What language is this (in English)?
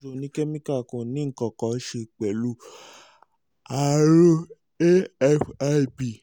Yoruba